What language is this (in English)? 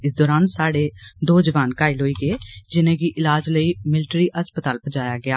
Dogri